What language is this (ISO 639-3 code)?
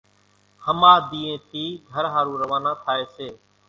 gjk